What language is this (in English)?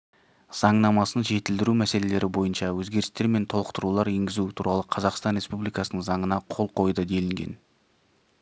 Kazakh